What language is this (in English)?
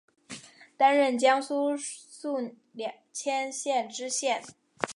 Chinese